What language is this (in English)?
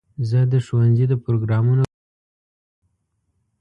Pashto